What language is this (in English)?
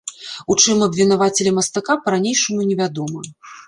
Belarusian